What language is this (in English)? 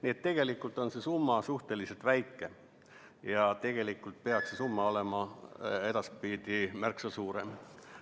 Estonian